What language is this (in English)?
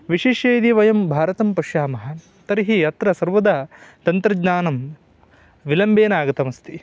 Sanskrit